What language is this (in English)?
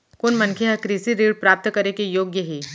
Chhattisgarhi